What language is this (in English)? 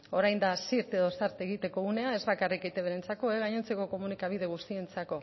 Basque